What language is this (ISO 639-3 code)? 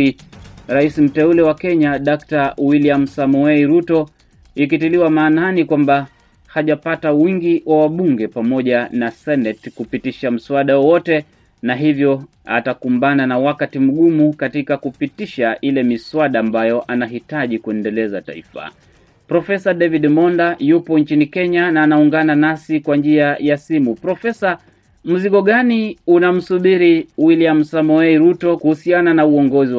swa